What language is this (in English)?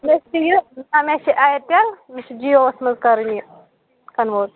Kashmiri